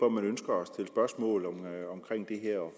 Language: Danish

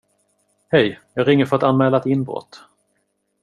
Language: Swedish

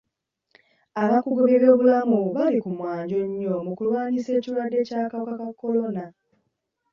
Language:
Ganda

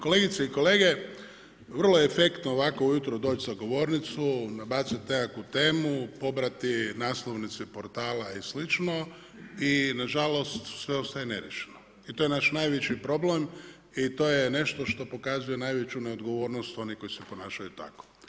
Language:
Croatian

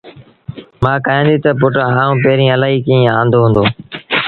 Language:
Sindhi Bhil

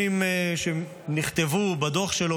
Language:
Hebrew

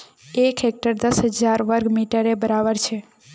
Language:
Magahi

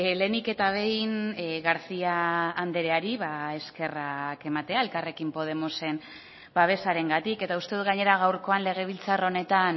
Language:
Basque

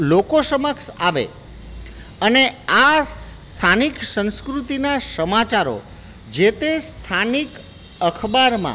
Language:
Gujarati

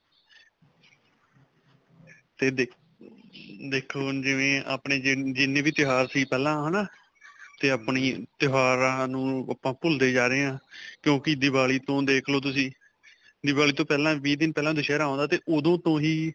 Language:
Punjabi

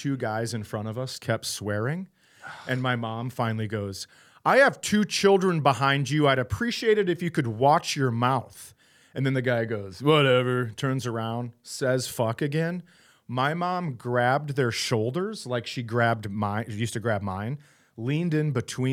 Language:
English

